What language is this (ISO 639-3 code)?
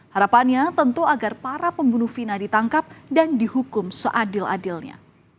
ind